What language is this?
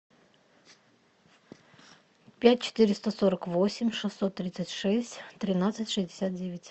Russian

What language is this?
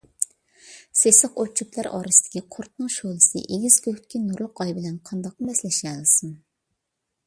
Uyghur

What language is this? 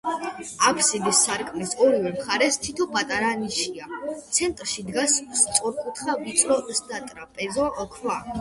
Georgian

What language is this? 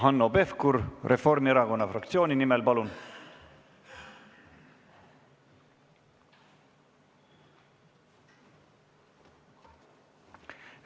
Estonian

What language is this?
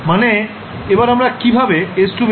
Bangla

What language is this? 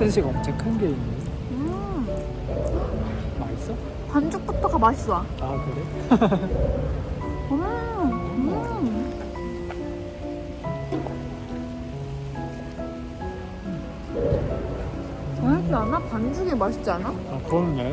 Korean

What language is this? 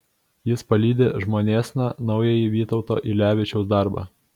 Lithuanian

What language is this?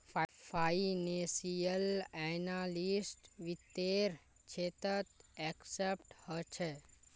Magahi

